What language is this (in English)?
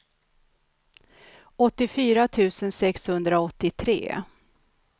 Swedish